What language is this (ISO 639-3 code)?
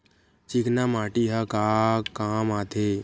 hne